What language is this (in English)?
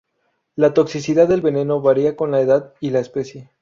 Spanish